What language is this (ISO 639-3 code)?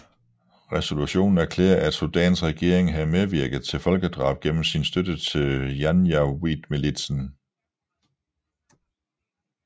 dan